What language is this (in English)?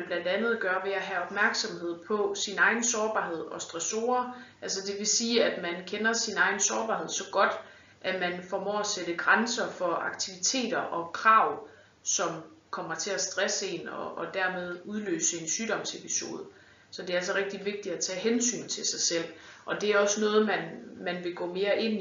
Danish